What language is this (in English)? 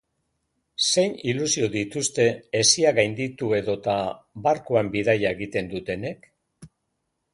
Basque